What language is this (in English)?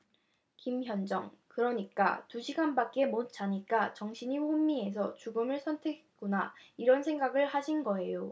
Korean